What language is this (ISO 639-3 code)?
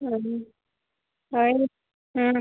ori